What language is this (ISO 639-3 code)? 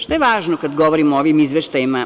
srp